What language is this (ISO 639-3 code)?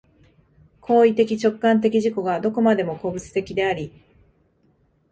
jpn